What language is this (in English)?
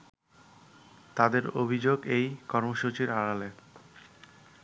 Bangla